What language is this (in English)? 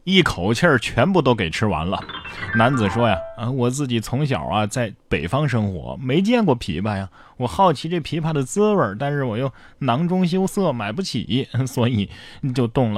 Chinese